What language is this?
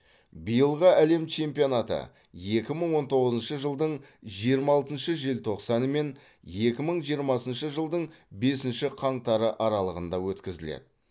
Kazakh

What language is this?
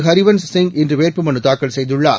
Tamil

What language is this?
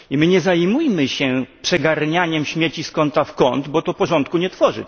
Polish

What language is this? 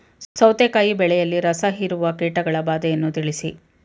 Kannada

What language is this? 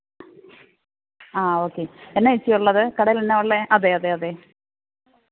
Malayalam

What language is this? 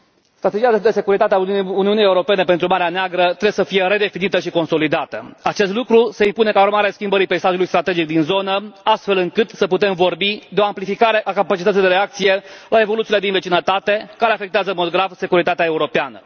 Romanian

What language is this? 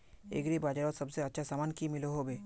Magahi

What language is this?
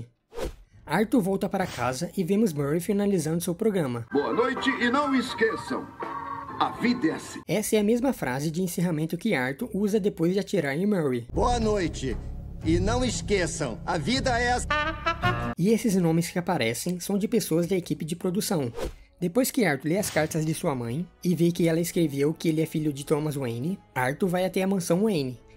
Portuguese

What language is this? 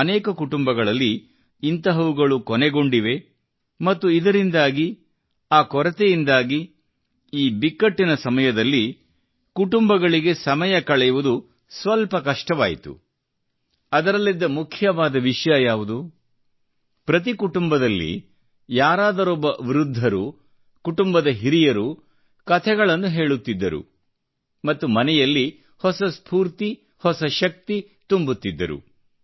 Kannada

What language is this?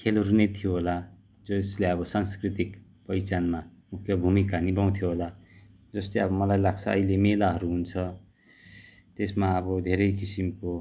Nepali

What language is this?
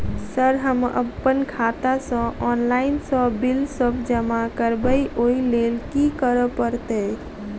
Maithili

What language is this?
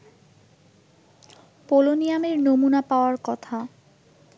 Bangla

